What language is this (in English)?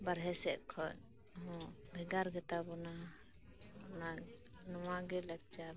Santali